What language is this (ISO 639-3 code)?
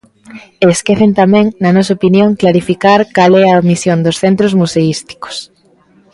glg